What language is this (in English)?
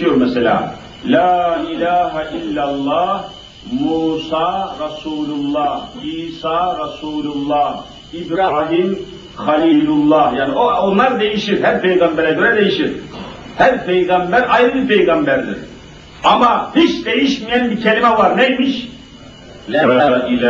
Turkish